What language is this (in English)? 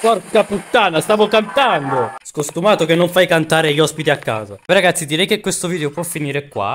Italian